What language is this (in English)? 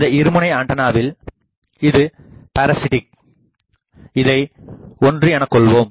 Tamil